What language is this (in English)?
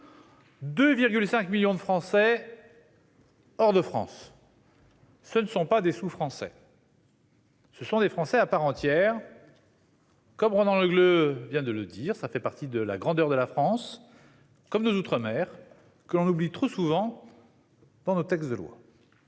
French